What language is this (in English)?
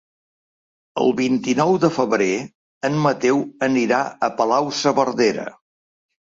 Catalan